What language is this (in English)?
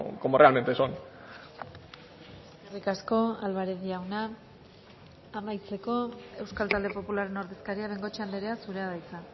Basque